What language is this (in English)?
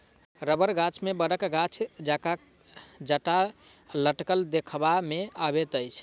Maithili